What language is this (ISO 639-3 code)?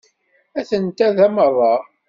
kab